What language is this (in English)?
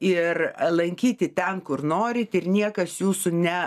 Lithuanian